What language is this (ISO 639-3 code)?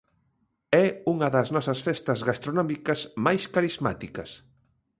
glg